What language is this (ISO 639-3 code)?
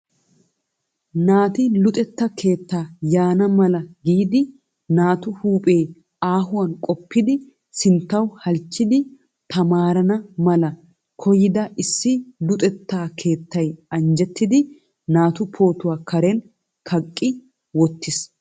wal